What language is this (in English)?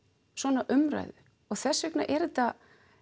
Icelandic